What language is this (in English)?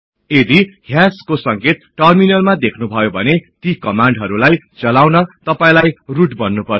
Nepali